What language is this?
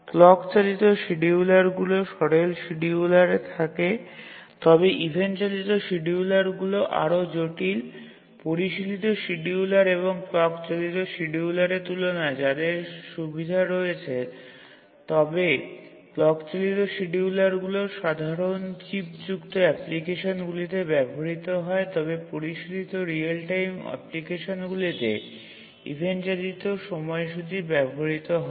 Bangla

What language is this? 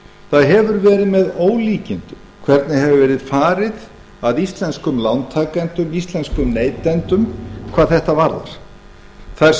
Icelandic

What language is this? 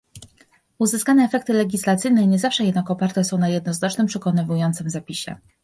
Polish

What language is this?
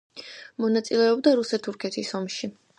Georgian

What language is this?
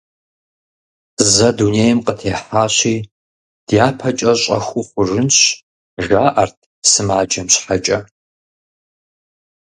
Kabardian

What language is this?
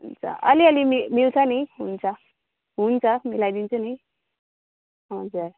Nepali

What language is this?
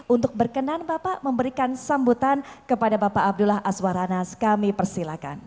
Indonesian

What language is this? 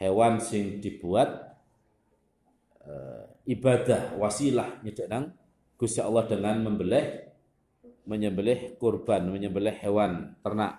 Indonesian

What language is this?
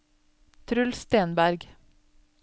Norwegian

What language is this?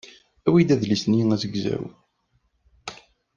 Kabyle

